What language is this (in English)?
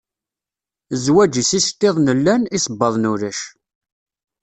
Kabyle